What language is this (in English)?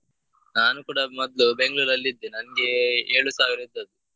Kannada